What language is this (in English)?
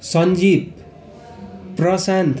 Nepali